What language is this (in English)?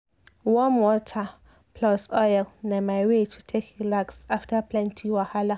Nigerian Pidgin